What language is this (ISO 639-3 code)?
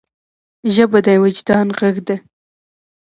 pus